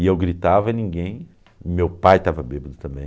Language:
Portuguese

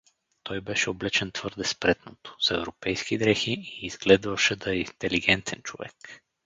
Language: Bulgarian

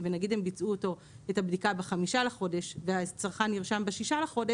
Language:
Hebrew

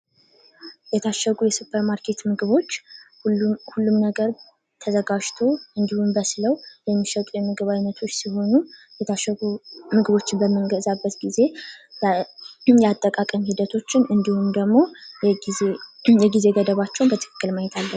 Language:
Amharic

